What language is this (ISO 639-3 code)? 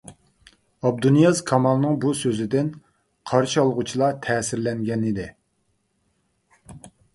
uig